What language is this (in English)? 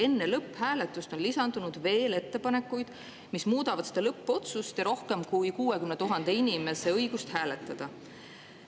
Estonian